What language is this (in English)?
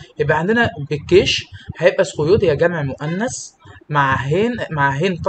Arabic